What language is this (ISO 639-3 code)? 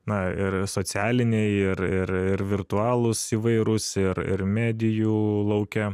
lit